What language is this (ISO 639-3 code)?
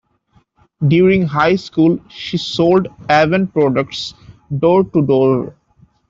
eng